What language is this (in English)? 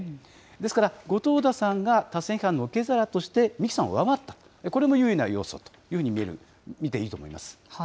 Japanese